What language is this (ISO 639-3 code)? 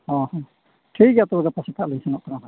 sat